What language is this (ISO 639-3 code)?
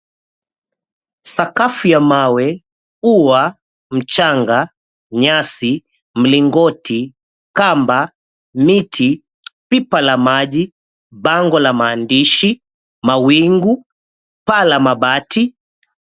swa